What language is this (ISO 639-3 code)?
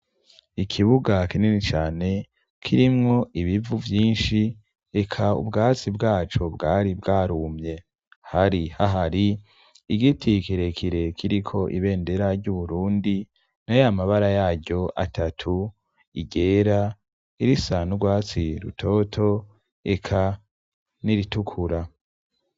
run